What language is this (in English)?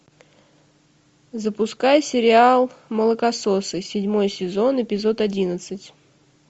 Russian